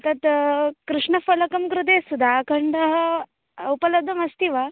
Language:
Sanskrit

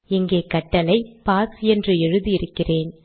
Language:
Tamil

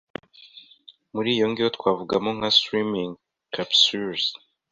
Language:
Kinyarwanda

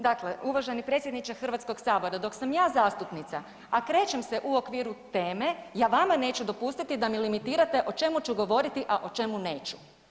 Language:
Croatian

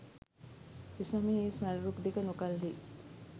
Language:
Sinhala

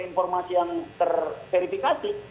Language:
Indonesian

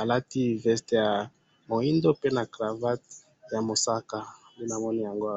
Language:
Lingala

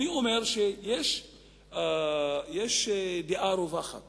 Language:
Hebrew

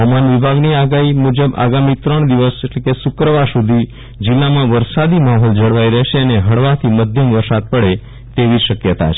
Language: Gujarati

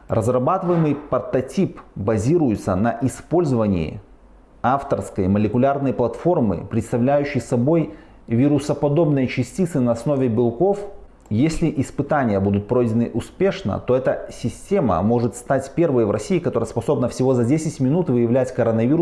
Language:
Russian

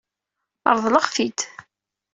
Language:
Kabyle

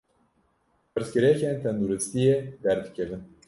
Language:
Kurdish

